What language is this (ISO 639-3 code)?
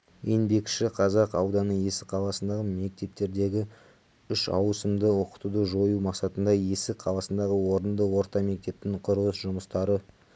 kaz